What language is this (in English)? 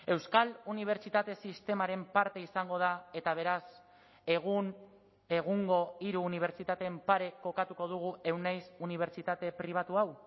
Basque